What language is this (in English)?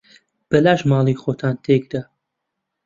Central Kurdish